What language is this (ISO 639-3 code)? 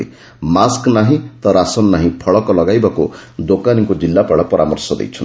ori